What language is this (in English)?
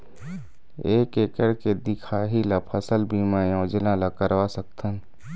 Chhattisgarhi